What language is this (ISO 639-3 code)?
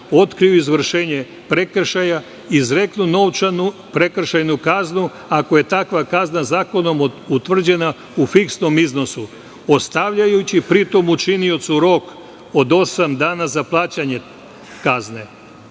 srp